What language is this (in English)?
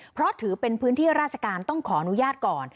Thai